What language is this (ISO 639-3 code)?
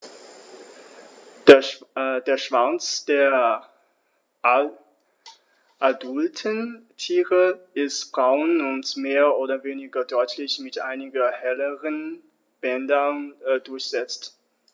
deu